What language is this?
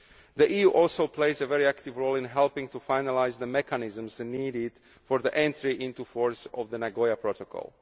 English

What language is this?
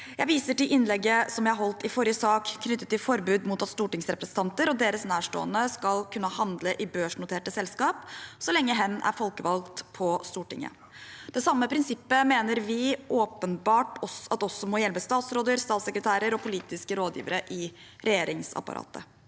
Norwegian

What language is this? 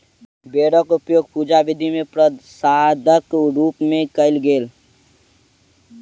Maithili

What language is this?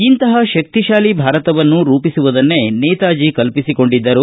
Kannada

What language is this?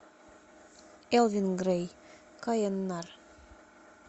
Russian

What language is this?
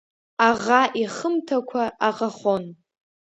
Abkhazian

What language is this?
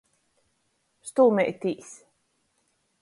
Latgalian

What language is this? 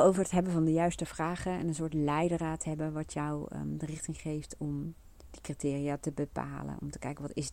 Dutch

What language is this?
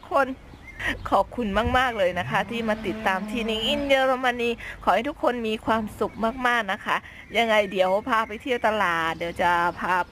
Thai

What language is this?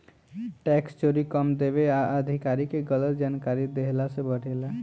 Bhojpuri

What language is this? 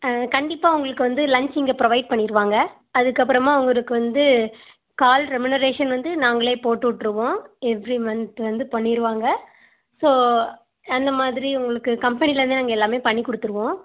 Tamil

